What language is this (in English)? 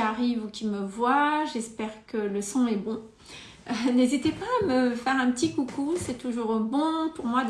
French